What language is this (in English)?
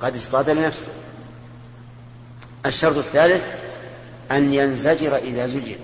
Arabic